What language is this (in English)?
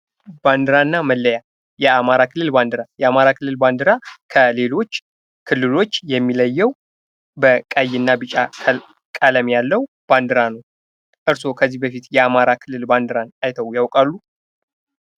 Amharic